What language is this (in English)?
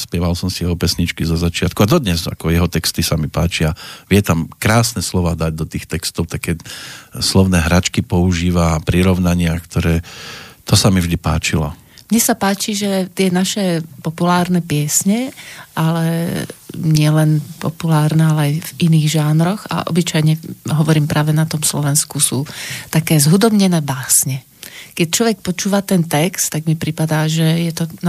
Slovak